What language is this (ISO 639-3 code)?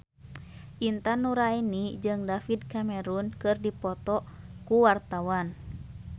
sun